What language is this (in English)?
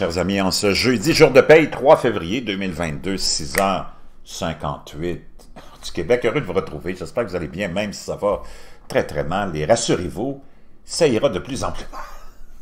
French